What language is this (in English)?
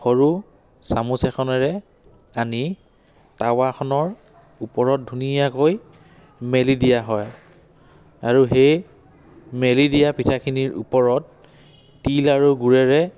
Assamese